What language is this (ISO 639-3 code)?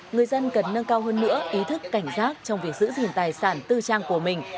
vie